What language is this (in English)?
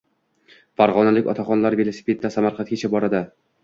Uzbek